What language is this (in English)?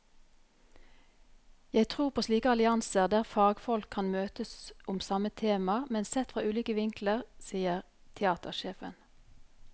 Norwegian